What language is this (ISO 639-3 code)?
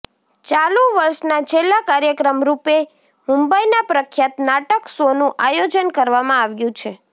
guj